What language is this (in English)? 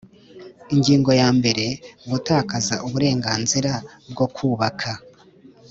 Kinyarwanda